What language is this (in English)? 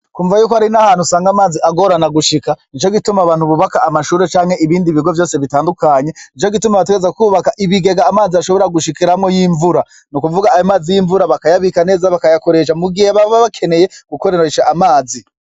Rundi